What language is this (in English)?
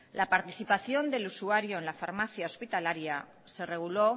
Spanish